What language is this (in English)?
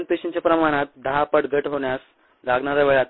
Marathi